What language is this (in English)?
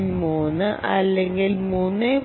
Malayalam